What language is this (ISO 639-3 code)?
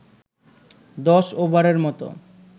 ben